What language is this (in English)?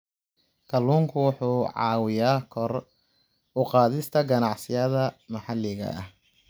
Somali